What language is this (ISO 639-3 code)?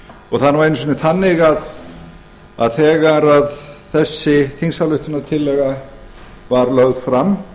isl